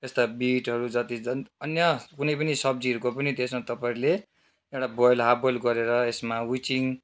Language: Nepali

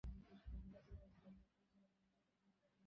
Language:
Bangla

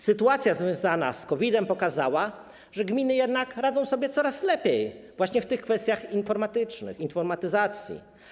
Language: Polish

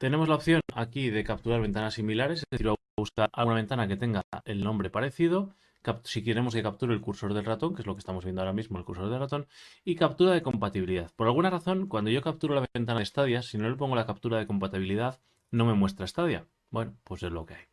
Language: Spanish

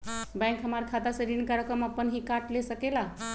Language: Magahi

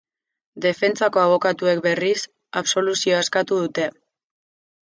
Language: Basque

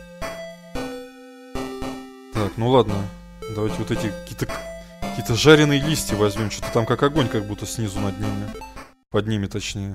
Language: Russian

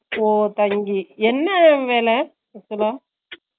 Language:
Tamil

